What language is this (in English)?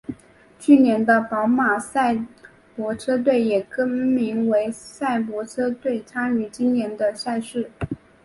Chinese